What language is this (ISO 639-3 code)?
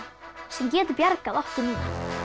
isl